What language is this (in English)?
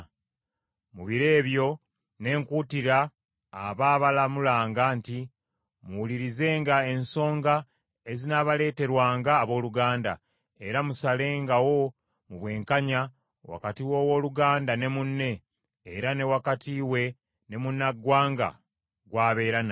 Ganda